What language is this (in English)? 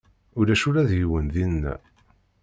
Kabyle